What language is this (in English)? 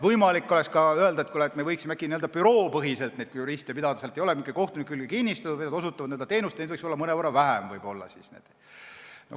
Estonian